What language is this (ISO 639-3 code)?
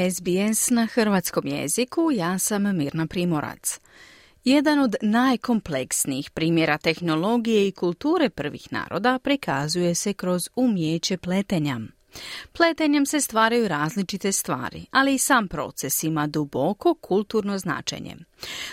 hrv